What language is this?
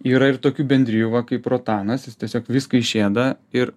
Lithuanian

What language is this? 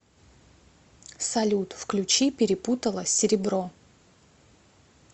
Russian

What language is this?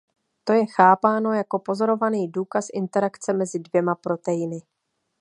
Czech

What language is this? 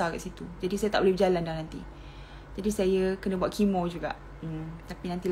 Malay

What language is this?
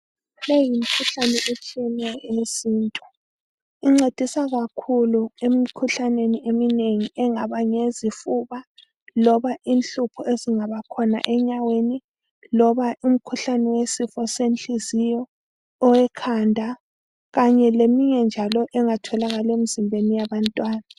North Ndebele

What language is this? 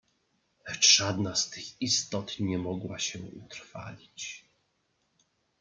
Polish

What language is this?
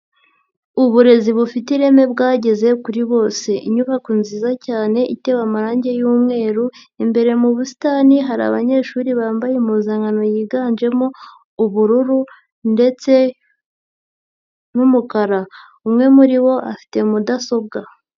Kinyarwanda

